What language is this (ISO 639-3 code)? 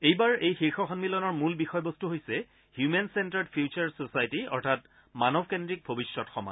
asm